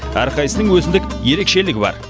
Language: Kazakh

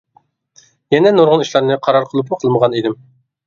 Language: Uyghur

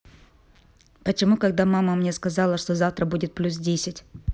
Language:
Russian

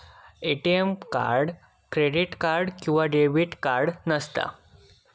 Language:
Marathi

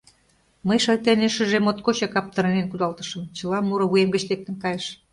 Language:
Mari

